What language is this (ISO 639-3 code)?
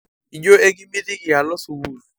mas